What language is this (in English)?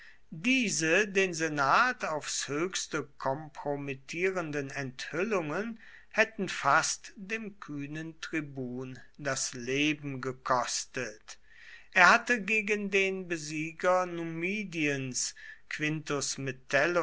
German